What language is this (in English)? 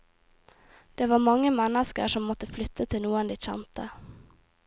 Norwegian